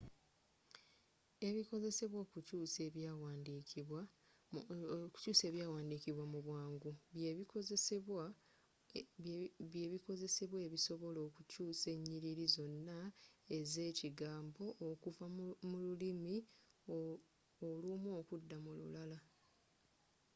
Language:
Ganda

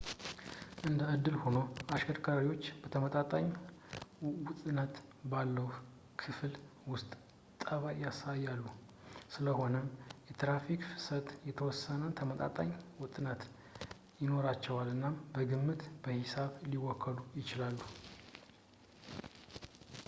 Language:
Amharic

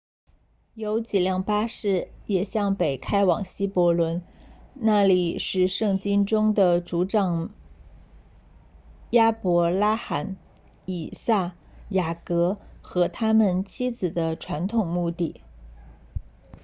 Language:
Chinese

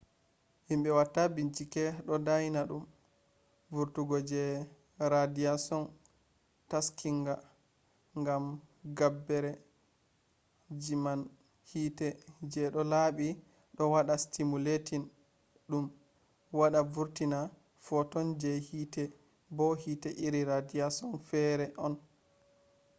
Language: Fula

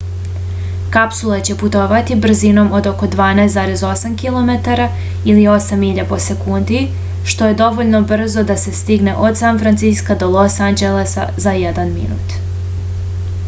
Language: Serbian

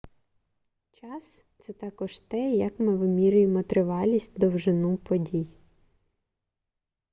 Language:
Ukrainian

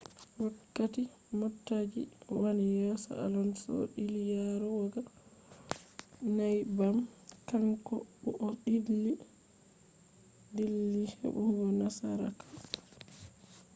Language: Fula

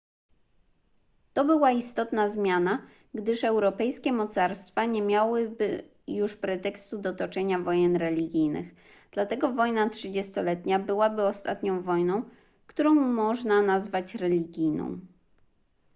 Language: Polish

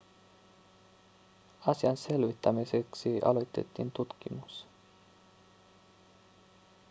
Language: Finnish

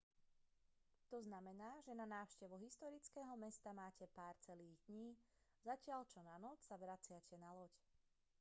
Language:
Slovak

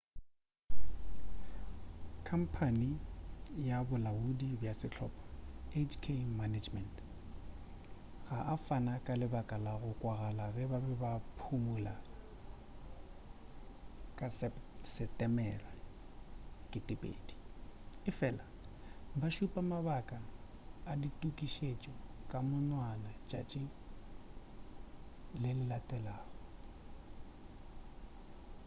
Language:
Northern Sotho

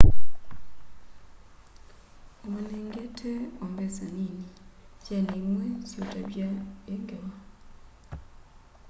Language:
Kamba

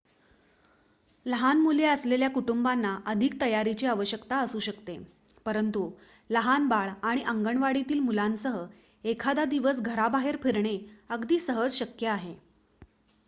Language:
Marathi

